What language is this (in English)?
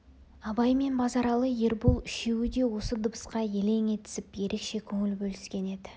Kazakh